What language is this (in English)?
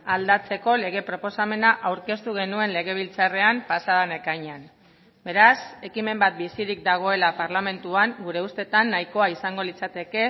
Basque